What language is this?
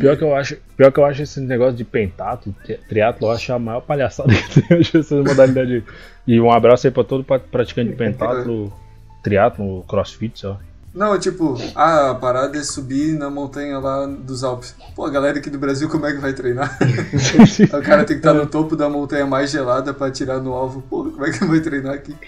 Portuguese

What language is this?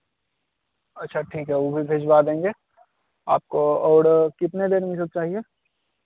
Hindi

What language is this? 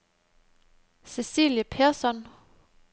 Danish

